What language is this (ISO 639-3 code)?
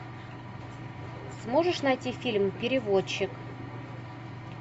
rus